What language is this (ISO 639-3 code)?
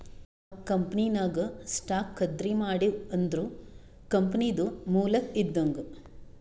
kan